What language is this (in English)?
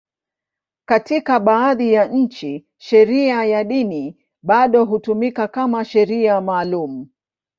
Swahili